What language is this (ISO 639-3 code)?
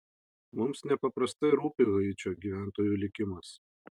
lit